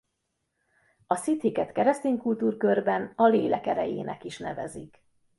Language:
Hungarian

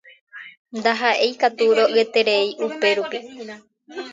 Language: Guarani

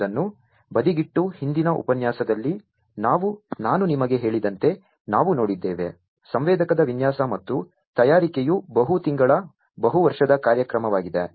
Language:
Kannada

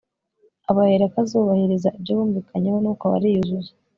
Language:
Kinyarwanda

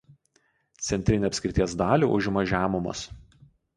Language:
Lithuanian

